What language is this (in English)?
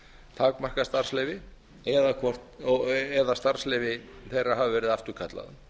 Icelandic